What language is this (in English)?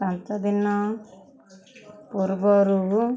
Odia